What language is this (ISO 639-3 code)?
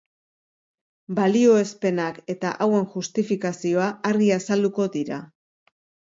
eus